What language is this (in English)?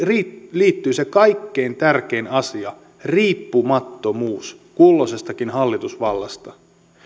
Finnish